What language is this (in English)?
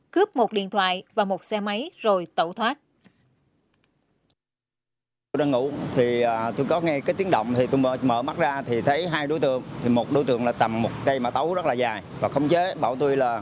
Vietnamese